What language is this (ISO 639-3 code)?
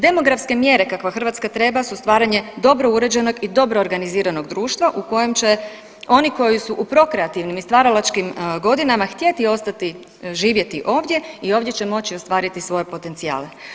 hrv